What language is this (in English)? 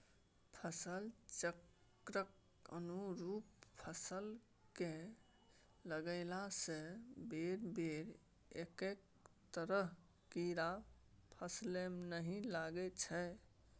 Maithili